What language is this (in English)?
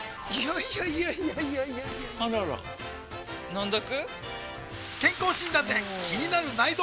Japanese